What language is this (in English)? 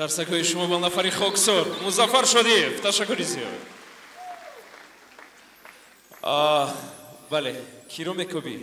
Turkish